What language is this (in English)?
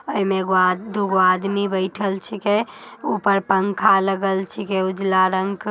Magahi